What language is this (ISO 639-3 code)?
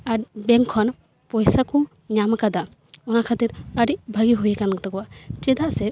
sat